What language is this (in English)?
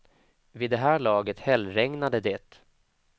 Swedish